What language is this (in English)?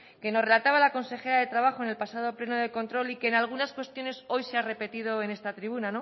Spanish